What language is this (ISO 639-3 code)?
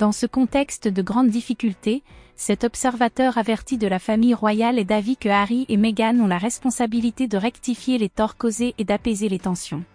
fra